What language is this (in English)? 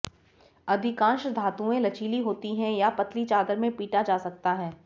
Hindi